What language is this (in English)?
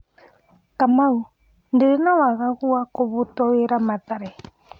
Kikuyu